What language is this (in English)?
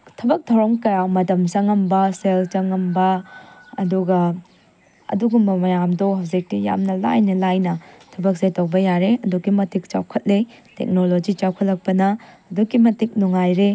Manipuri